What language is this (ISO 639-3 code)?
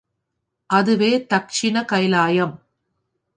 tam